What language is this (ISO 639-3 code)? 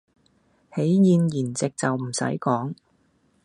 yue